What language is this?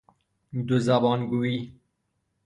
Persian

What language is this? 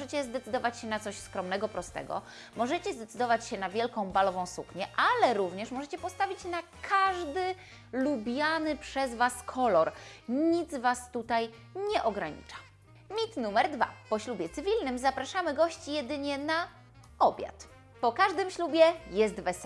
Polish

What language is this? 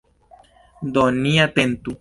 Esperanto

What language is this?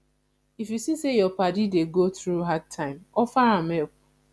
Nigerian Pidgin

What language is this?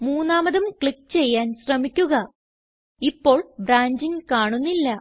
Malayalam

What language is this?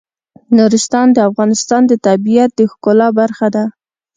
Pashto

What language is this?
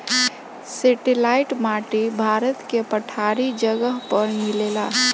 Bhojpuri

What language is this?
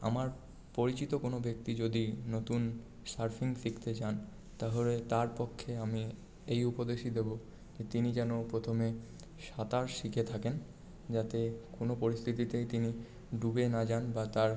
Bangla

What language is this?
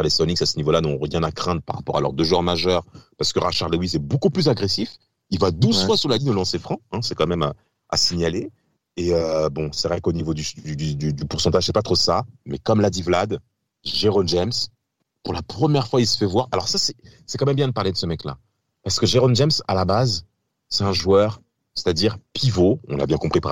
French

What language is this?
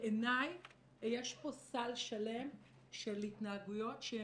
Hebrew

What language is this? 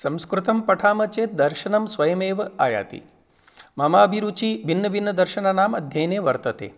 Sanskrit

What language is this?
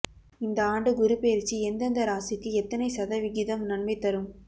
Tamil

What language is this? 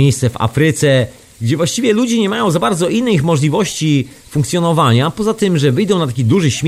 Polish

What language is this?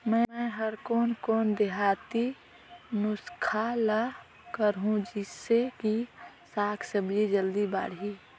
Chhattisgarhi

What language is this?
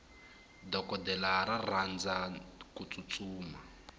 Tsonga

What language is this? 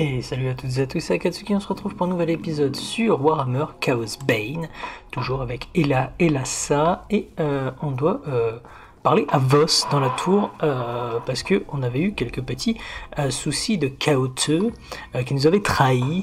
French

